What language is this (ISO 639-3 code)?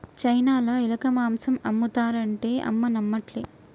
tel